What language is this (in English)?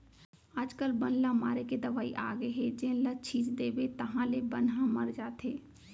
Chhattisgarhi